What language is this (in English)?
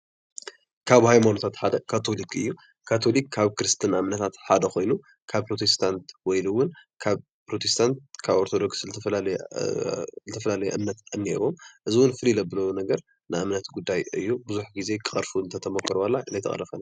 Tigrinya